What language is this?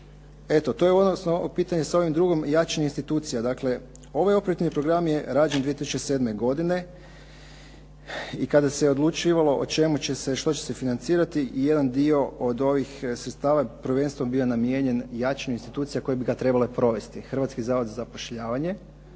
Croatian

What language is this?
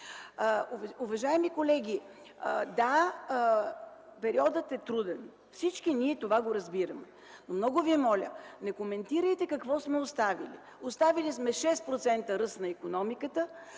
Bulgarian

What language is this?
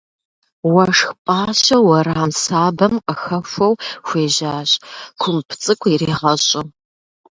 Kabardian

